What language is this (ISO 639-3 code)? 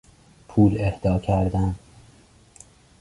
fas